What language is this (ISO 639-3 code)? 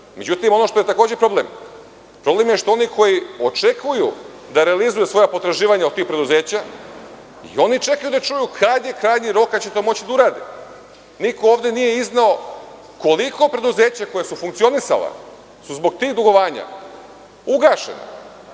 srp